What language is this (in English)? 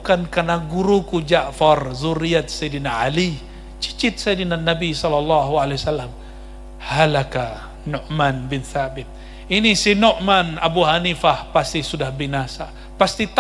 Indonesian